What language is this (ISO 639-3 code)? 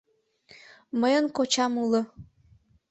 chm